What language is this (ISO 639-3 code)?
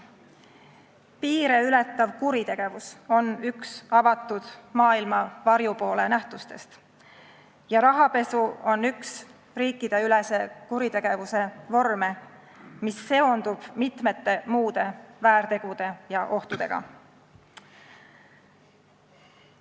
est